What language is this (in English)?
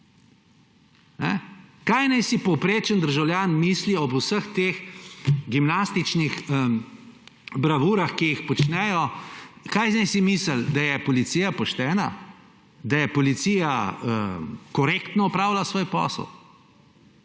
Slovenian